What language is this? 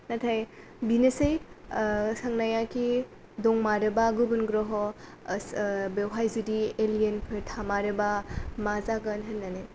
Bodo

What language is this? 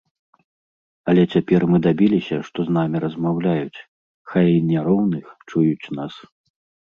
Belarusian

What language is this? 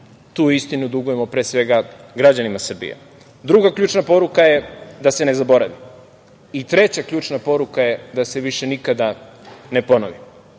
Serbian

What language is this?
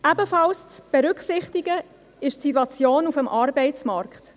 Swiss German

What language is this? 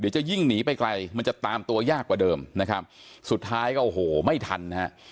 Thai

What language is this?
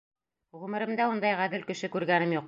Bashkir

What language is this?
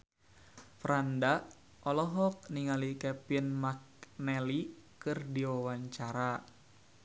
Sundanese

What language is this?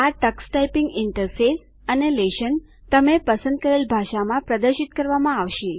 Gujarati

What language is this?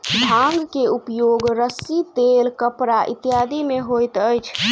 Maithili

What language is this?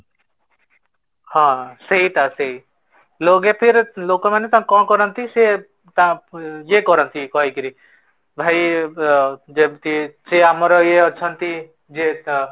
Odia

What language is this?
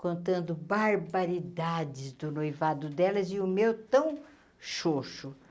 Portuguese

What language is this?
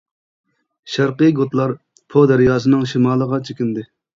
Uyghur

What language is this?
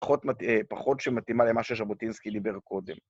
Hebrew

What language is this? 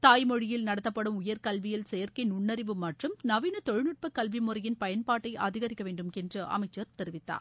Tamil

